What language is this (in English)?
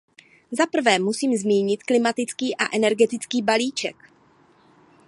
Czech